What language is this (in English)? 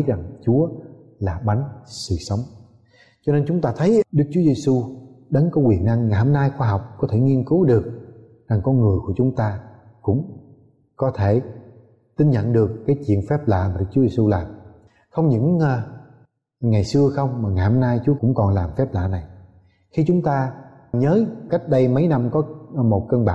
Vietnamese